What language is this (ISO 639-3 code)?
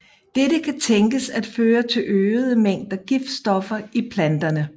dan